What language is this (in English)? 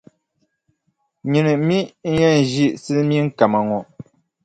Dagbani